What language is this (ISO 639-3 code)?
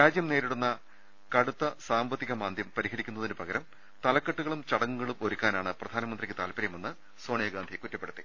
mal